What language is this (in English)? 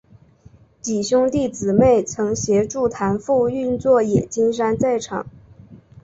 Chinese